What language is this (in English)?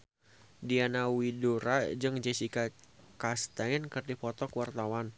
Sundanese